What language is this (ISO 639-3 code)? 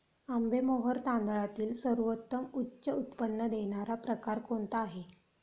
mar